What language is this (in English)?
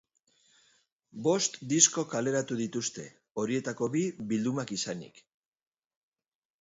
Basque